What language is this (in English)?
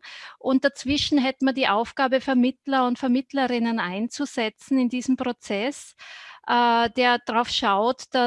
German